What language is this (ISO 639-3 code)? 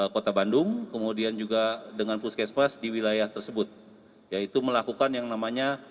ind